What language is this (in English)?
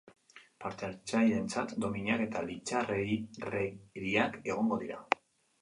Basque